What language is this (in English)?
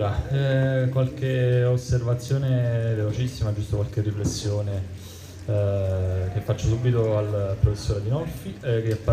Italian